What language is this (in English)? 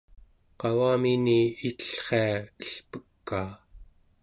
Central Yupik